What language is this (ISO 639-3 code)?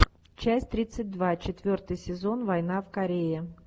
rus